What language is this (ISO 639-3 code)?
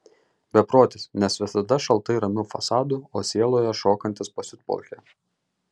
lit